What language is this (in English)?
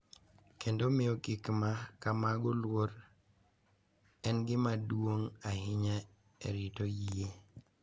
Luo (Kenya and Tanzania)